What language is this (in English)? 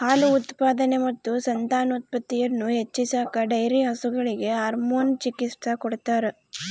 Kannada